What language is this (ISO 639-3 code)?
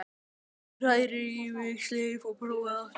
isl